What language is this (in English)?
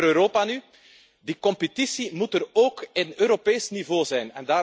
Dutch